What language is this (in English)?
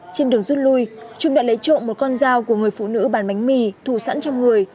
Vietnamese